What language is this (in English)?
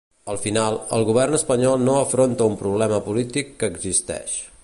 Catalan